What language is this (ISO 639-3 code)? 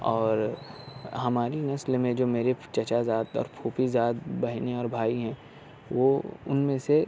urd